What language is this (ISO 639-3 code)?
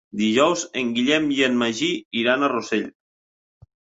cat